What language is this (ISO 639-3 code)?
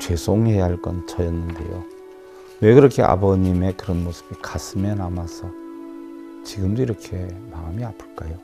kor